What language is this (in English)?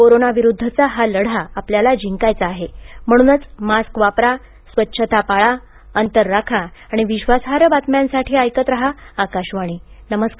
Marathi